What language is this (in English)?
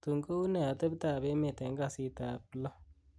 Kalenjin